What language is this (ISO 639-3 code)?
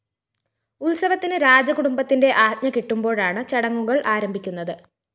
mal